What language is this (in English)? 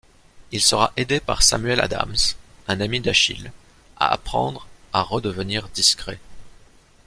French